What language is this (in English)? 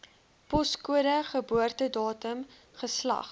Afrikaans